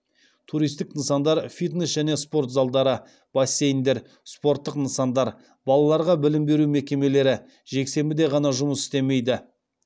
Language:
Kazakh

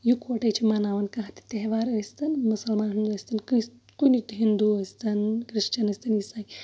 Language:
Kashmiri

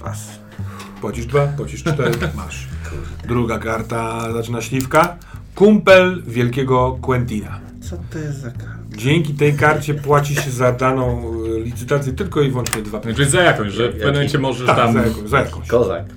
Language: Polish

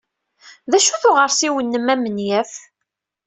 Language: Kabyle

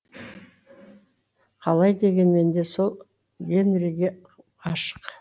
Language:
Kazakh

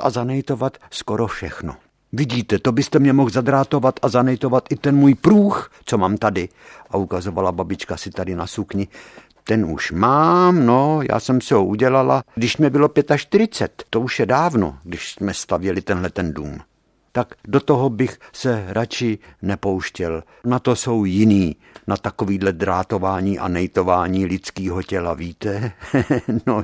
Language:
Czech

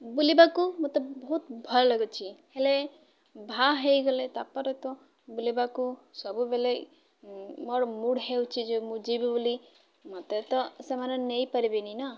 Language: Odia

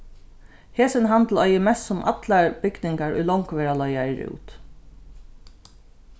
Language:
Faroese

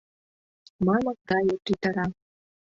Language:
Mari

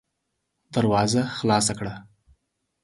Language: Pashto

